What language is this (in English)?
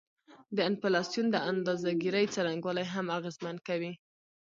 Pashto